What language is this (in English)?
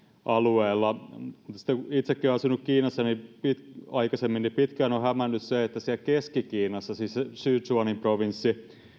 Finnish